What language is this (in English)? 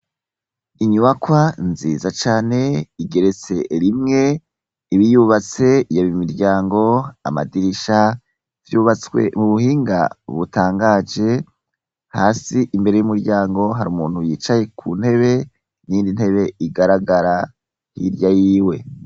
Rundi